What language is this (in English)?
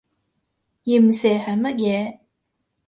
Cantonese